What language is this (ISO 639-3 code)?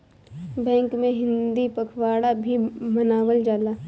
bho